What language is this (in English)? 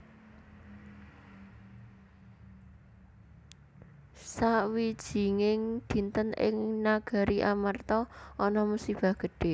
Javanese